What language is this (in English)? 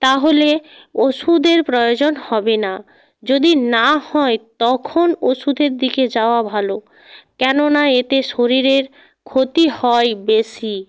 Bangla